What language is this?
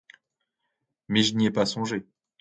French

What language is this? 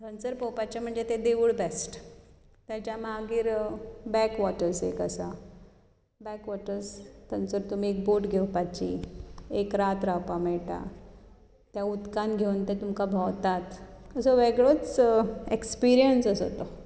Konkani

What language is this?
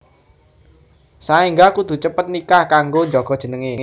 Javanese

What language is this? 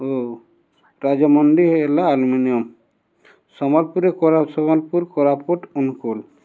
Odia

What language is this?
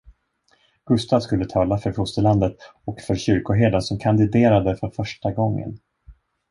Swedish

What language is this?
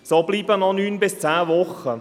Swiss German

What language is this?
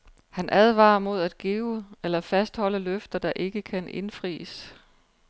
Danish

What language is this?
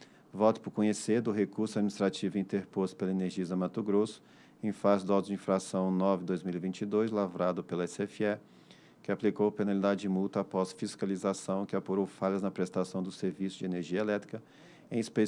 Portuguese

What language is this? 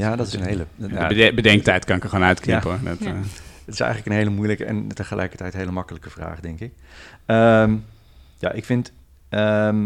Dutch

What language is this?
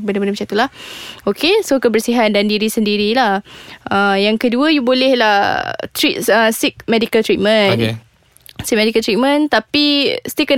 Malay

